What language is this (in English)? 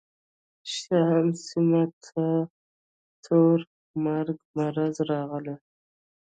Pashto